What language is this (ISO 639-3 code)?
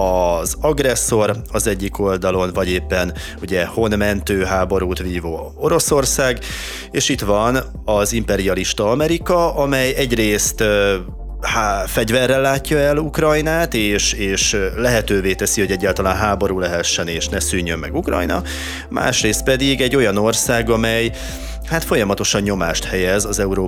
hun